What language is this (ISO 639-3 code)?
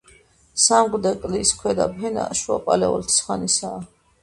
kat